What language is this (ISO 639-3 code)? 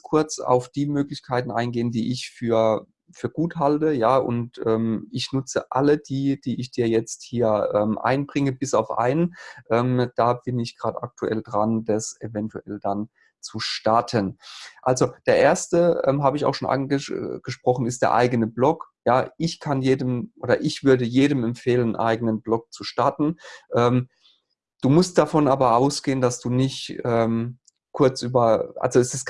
deu